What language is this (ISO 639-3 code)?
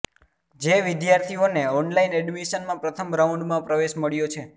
guj